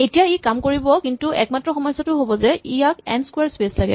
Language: Assamese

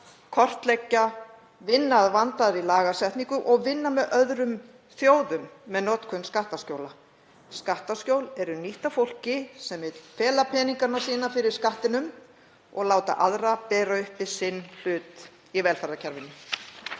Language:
Icelandic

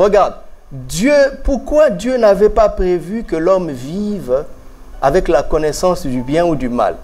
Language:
French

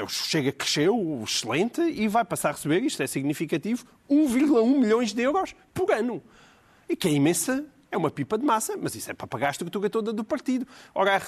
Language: Portuguese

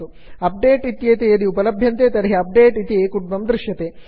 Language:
Sanskrit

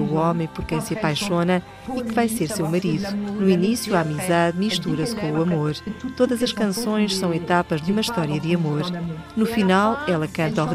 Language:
Portuguese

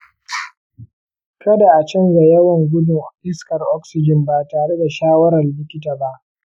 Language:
Hausa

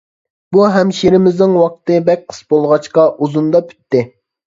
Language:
Uyghur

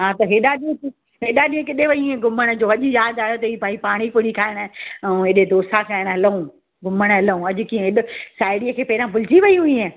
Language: Sindhi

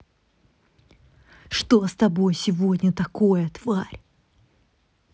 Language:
Russian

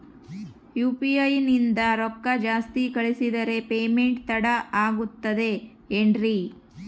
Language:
Kannada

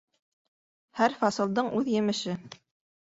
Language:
Bashkir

